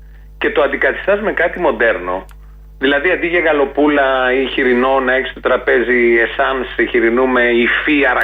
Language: Greek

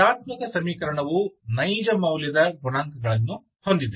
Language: Kannada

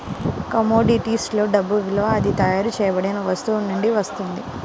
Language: Telugu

